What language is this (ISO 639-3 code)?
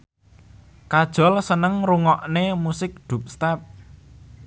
jav